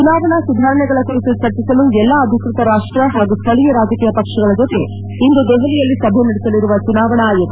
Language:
Kannada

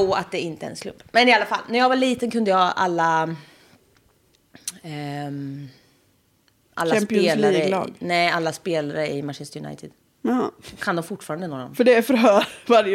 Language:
Swedish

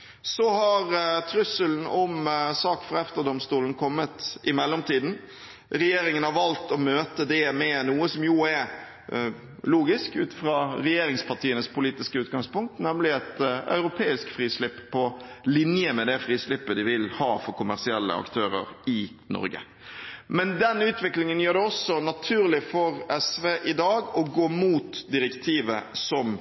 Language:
Norwegian Bokmål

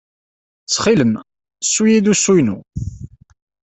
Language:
Kabyle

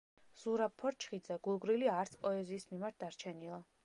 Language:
Georgian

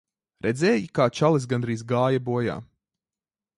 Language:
Latvian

